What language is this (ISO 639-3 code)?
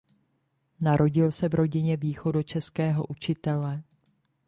ces